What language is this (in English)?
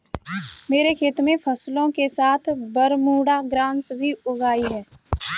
Hindi